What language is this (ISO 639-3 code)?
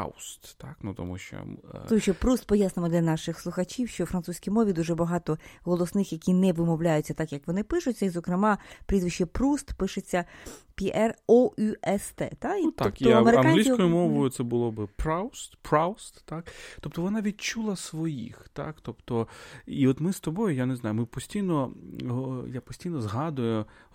ukr